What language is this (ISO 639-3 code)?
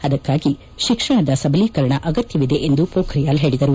kan